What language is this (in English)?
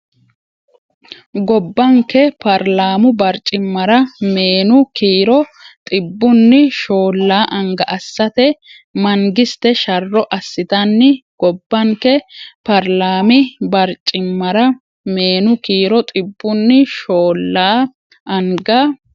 Sidamo